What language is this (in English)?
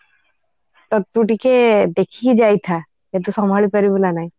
Odia